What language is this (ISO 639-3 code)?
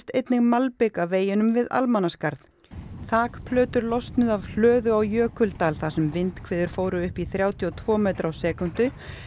isl